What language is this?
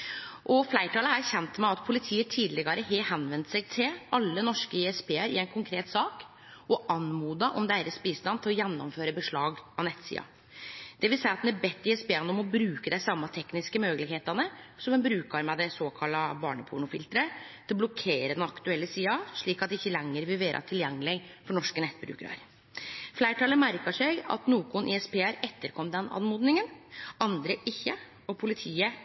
Norwegian Nynorsk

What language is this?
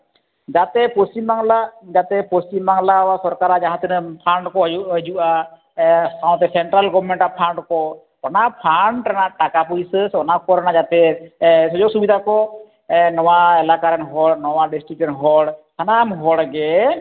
Santali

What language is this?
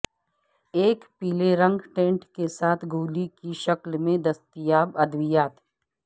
Urdu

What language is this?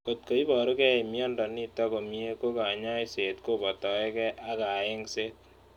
Kalenjin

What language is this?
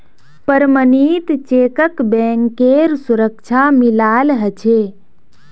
Magahi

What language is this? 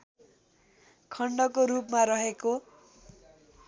Nepali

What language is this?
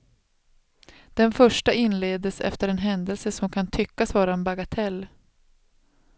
Swedish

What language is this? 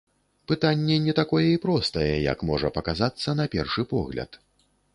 Belarusian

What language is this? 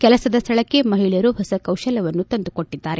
Kannada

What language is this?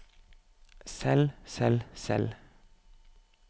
Norwegian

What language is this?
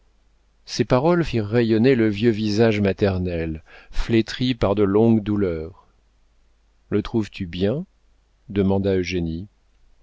French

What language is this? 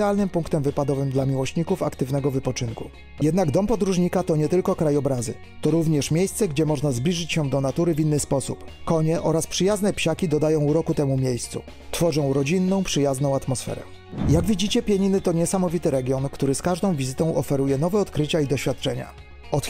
Polish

